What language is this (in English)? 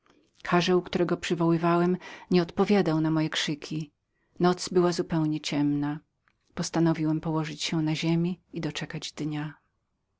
Polish